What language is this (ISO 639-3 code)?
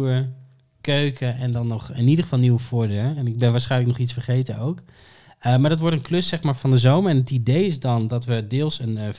nld